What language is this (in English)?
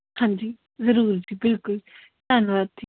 Punjabi